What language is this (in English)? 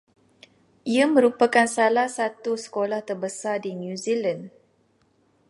Malay